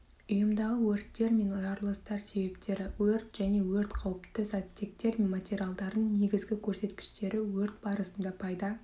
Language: Kazakh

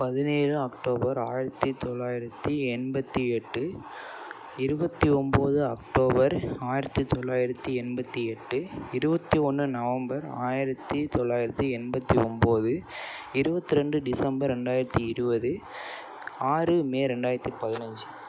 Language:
Tamil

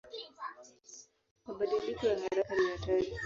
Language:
Swahili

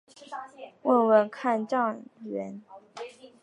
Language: Chinese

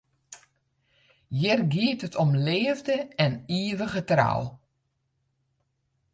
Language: Western Frisian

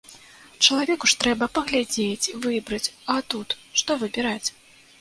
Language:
Belarusian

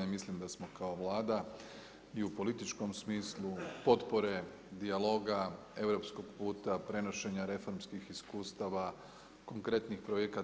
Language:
Croatian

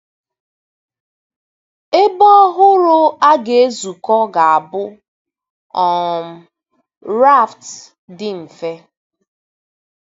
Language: Igbo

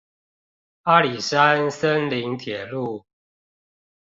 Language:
Chinese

